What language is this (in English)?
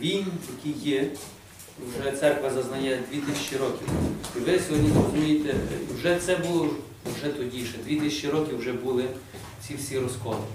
Ukrainian